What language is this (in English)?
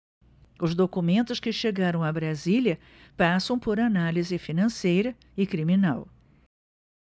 Portuguese